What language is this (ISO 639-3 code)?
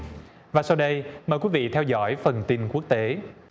vie